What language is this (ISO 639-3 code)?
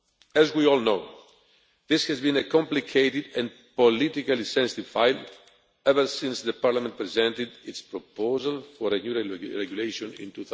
eng